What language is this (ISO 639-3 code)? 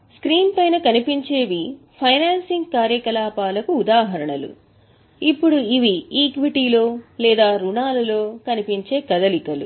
tel